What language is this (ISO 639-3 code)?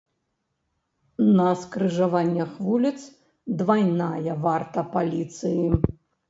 bel